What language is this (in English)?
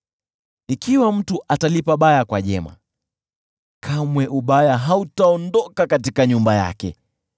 Swahili